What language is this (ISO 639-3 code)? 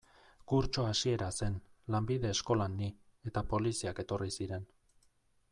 eus